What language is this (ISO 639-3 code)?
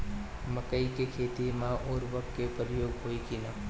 bho